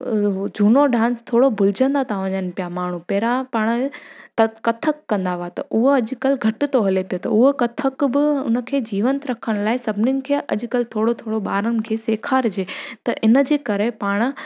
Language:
Sindhi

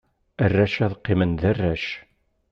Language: Kabyle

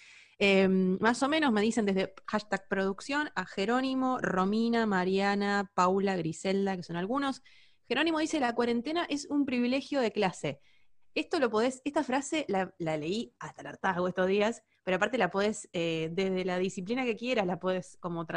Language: Spanish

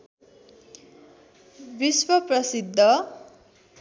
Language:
Nepali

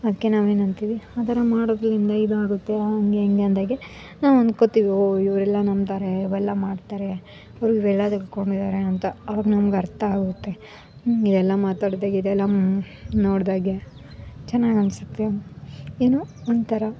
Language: Kannada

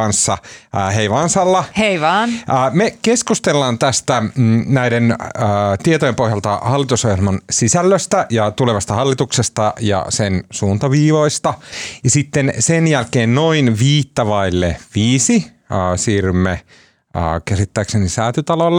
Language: Finnish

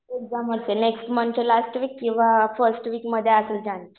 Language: Marathi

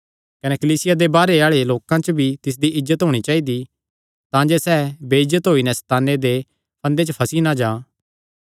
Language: Kangri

